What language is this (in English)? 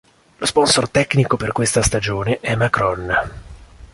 Italian